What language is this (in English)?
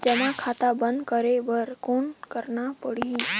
Chhattisgarhi